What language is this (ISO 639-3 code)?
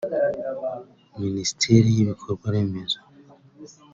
kin